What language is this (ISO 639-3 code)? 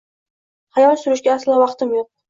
uzb